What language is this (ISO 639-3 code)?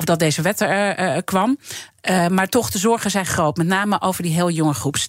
nld